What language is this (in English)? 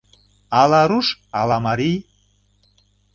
Mari